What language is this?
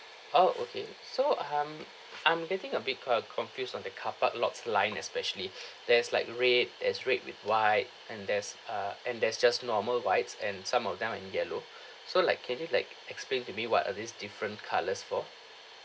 English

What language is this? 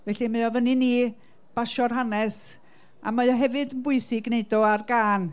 Welsh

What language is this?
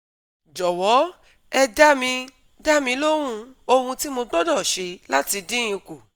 Yoruba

